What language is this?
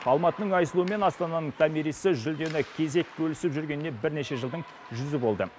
Kazakh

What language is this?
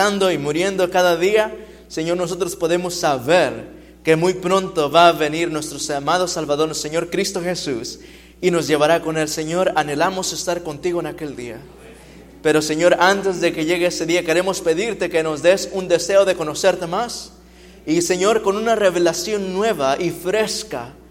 Spanish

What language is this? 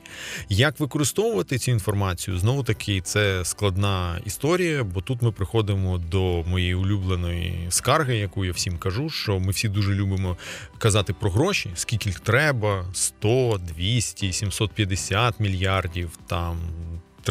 Ukrainian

